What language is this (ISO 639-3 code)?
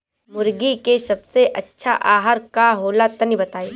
bho